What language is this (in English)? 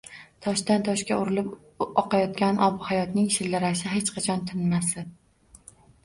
Uzbek